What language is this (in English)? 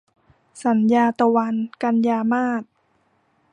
Thai